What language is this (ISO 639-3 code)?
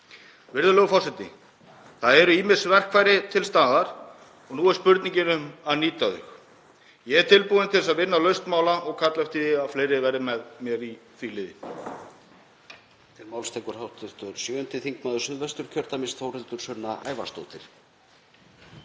isl